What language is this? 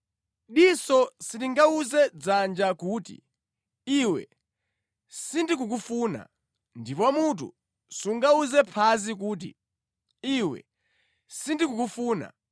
Nyanja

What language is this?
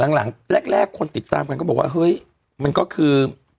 Thai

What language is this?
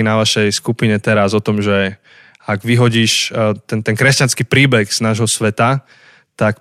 Slovak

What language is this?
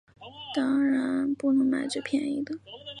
Chinese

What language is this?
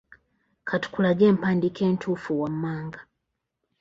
Ganda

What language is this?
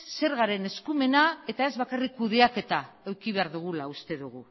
Basque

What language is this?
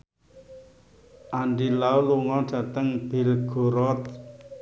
Javanese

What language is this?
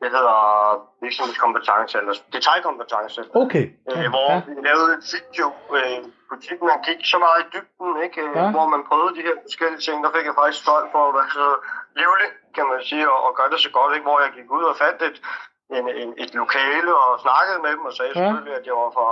Danish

